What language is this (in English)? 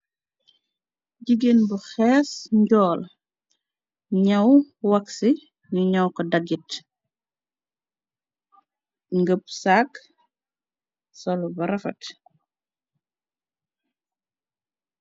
Wolof